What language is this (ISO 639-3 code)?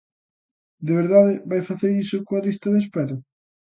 glg